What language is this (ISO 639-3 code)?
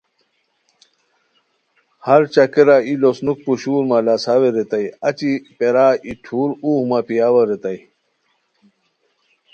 khw